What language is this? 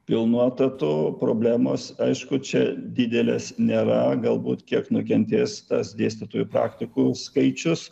Lithuanian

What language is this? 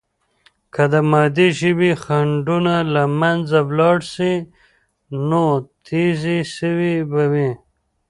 Pashto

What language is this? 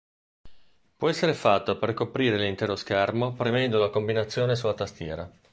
Italian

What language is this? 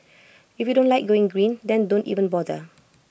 English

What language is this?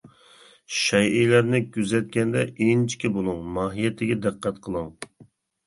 Uyghur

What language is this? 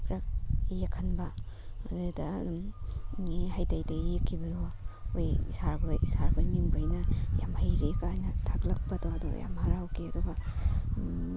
Manipuri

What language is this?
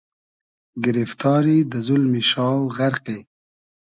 Hazaragi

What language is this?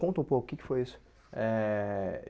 Portuguese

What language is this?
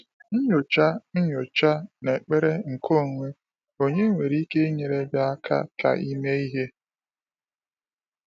Igbo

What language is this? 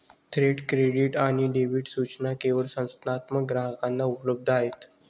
Marathi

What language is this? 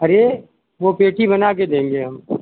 Hindi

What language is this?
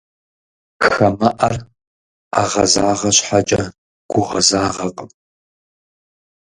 Kabardian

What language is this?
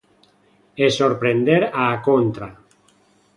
Galician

